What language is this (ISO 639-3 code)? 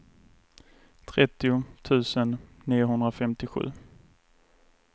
swe